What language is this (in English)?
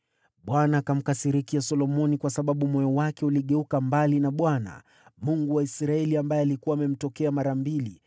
Swahili